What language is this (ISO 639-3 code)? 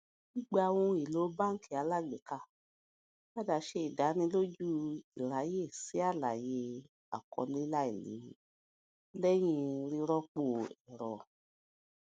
yor